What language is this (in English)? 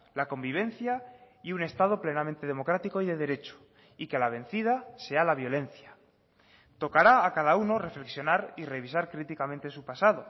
Spanish